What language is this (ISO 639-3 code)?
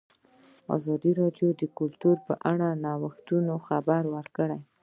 pus